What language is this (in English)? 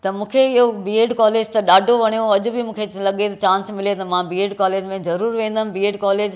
Sindhi